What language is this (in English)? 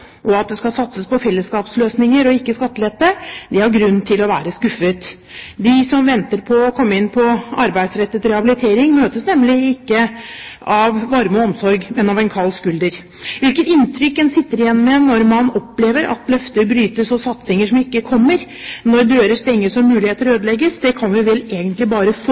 Norwegian Bokmål